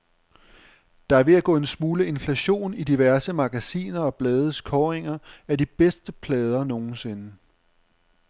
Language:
Danish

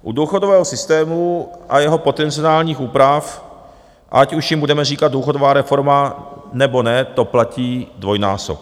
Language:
Czech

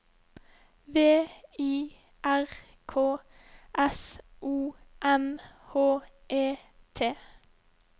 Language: Norwegian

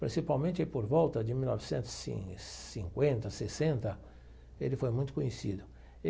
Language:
Portuguese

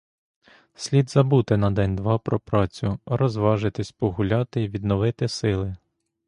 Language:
Ukrainian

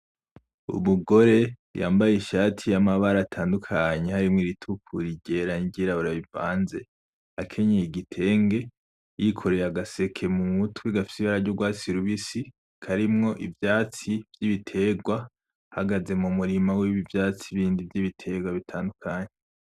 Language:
Rundi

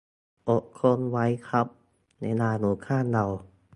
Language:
Thai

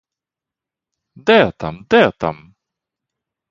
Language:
Ukrainian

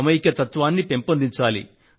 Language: Telugu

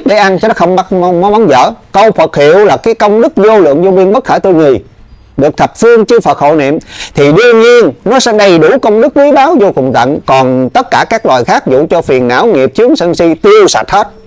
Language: Vietnamese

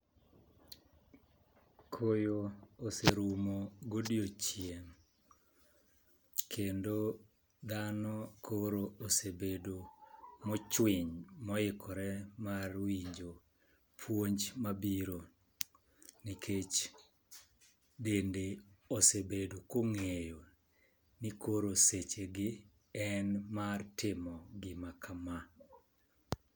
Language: Luo (Kenya and Tanzania)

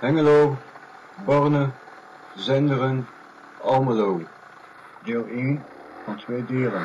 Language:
Dutch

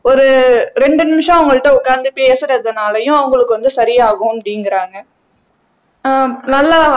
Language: Tamil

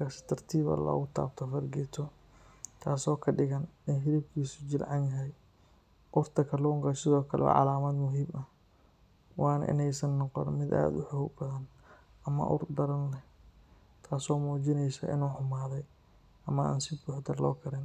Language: Somali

